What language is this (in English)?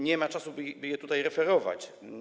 Polish